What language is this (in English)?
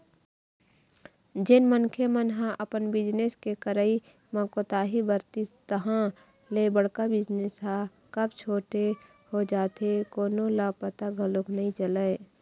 Chhattisgarhi